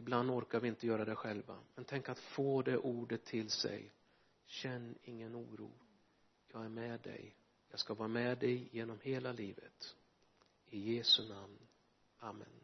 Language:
Swedish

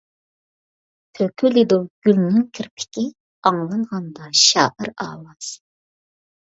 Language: Uyghur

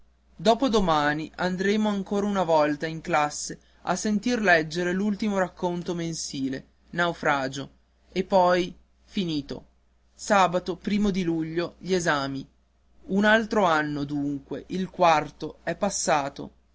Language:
Italian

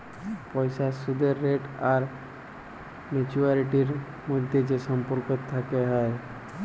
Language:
Bangla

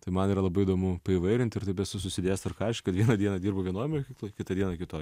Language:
Lithuanian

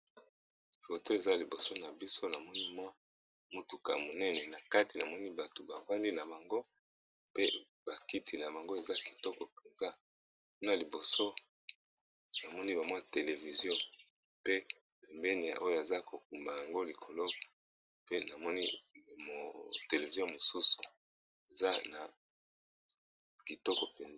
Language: Lingala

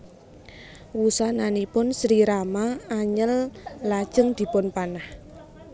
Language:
Javanese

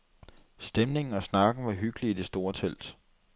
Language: Danish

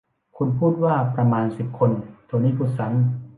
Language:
Thai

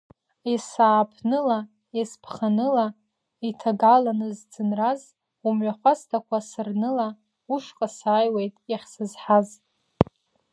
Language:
Abkhazian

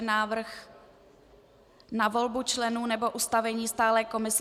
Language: Czech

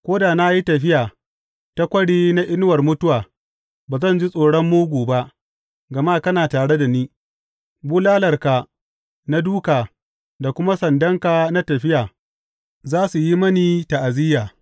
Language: Hausa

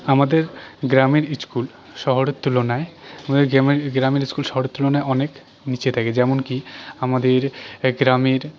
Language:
Bangla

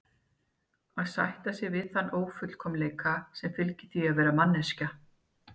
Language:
Icelandic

